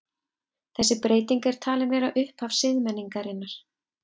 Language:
Icelandic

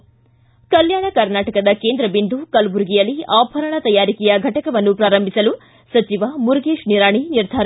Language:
Kannada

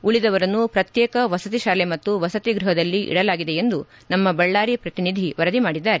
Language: Kannada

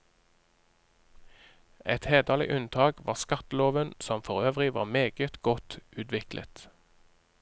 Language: Norwegian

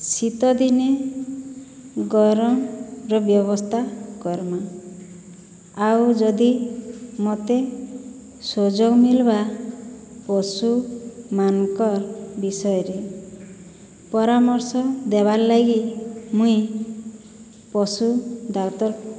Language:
Odia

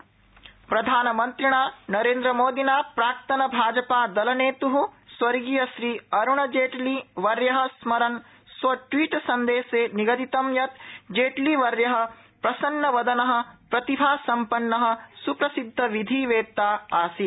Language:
Sanskrit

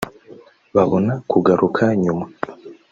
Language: Kinyarwanda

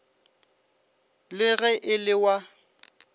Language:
Northern Sotho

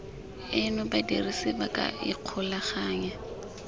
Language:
Tswana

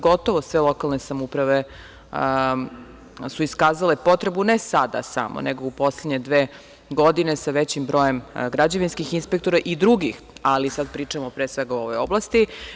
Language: Serbian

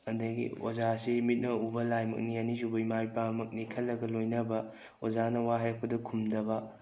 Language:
Manipuri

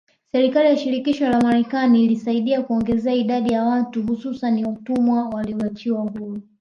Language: Swahili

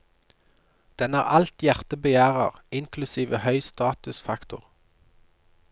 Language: Norwegian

